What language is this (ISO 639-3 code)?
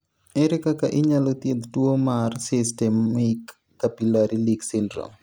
luo